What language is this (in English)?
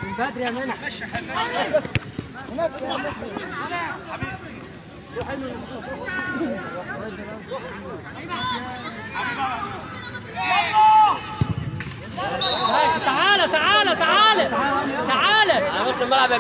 Arabic